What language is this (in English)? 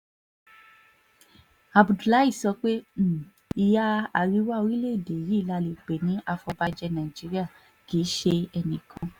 Yoruba